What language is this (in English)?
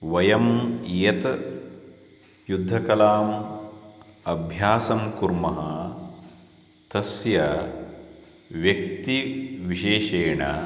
Sanskrit